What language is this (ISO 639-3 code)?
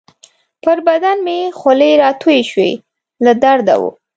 pus